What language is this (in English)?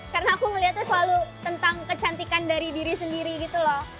Indonesian